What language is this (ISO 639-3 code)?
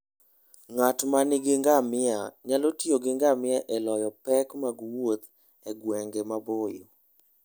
luo